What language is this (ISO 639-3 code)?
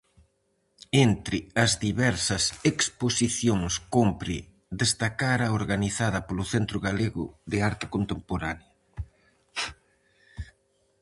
glg